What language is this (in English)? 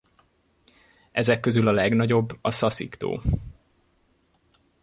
Hungarian